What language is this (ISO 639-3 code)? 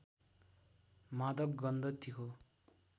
nep